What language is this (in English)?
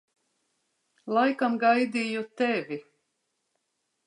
Latvian